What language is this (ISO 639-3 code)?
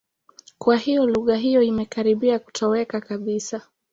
swa